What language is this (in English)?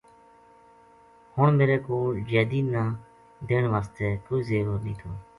Gujari